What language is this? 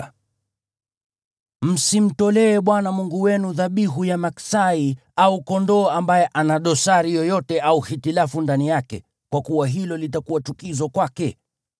Swahili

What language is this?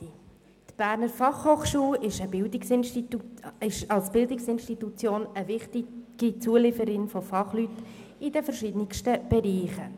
Swiss German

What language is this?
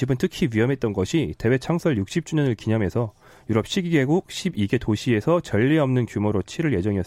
Korean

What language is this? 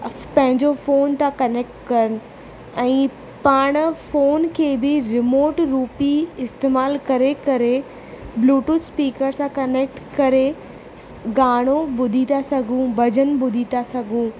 Sindhi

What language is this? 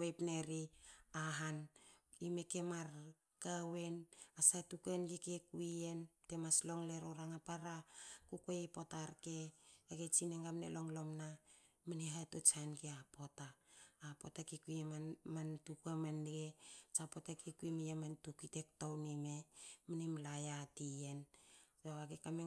Hakö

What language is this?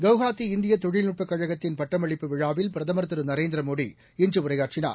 Tamil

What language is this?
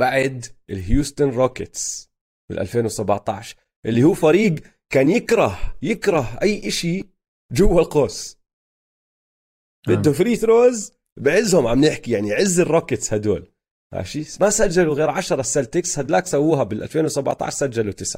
Arabic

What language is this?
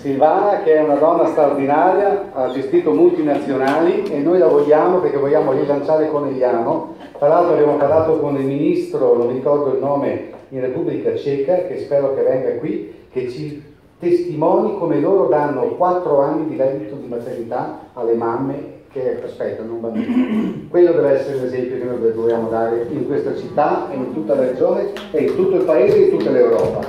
Italian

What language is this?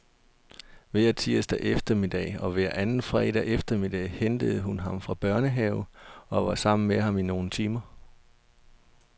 Danish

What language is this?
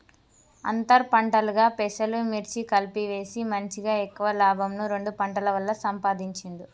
Telugu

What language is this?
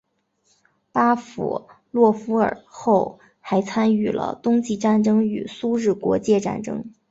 Chinese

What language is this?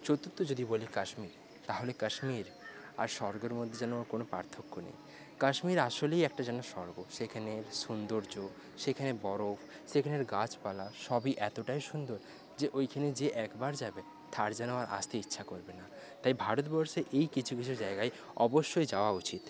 Bangla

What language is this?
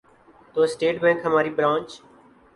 Urdu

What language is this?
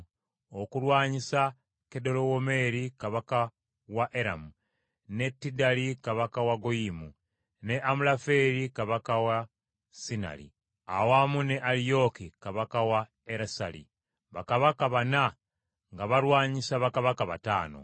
Ganda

